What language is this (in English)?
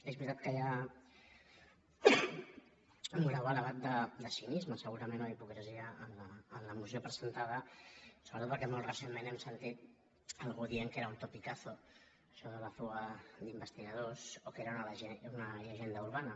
Catalan